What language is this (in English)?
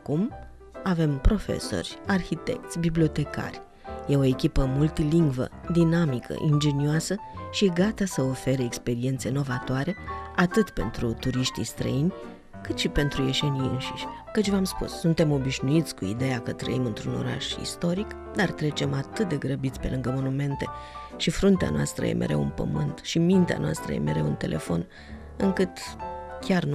Romanian